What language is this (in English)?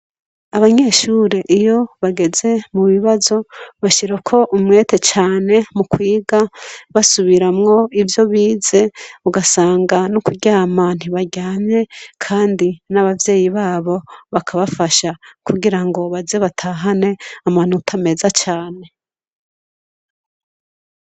Rundi